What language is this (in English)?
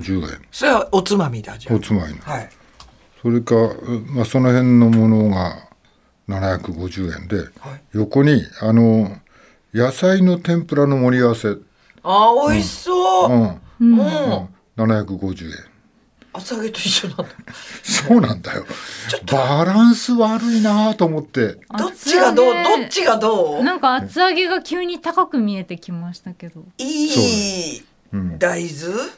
Japanese